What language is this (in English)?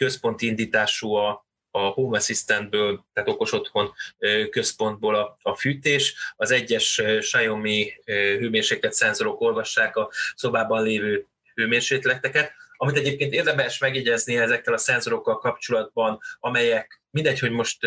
Hungarian